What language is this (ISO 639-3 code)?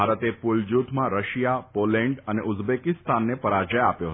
guj